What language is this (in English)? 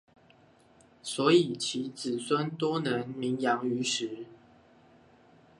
Chinese